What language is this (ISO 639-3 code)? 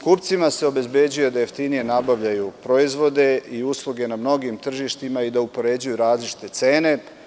srp